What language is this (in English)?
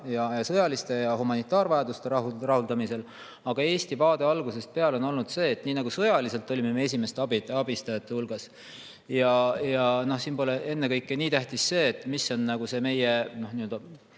Estonian